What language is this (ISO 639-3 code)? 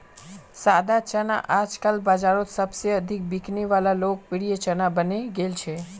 mag